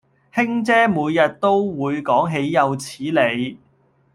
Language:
Cantonese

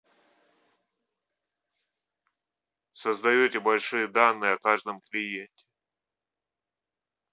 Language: Russian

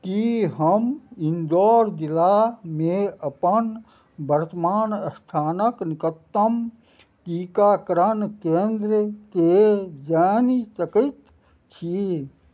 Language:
Maithili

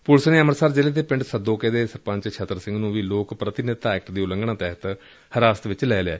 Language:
Punjabi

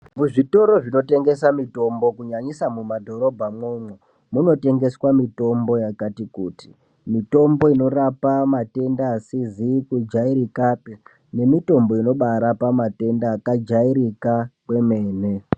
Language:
Ndau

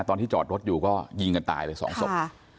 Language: Thai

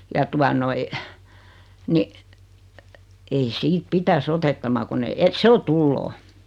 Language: Finnish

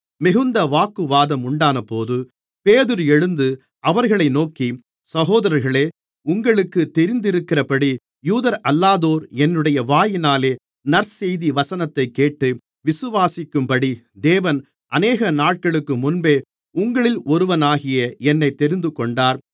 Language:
Tamil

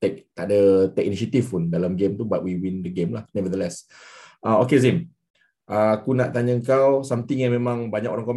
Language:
Malay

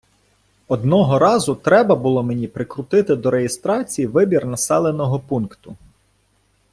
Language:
Ukrainian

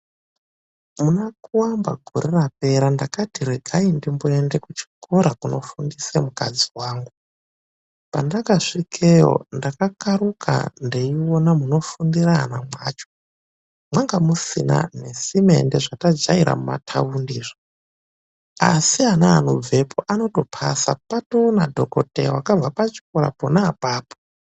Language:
Ndau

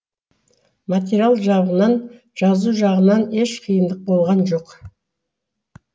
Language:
Kazakh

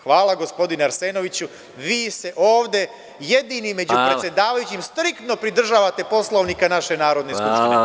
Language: Serbian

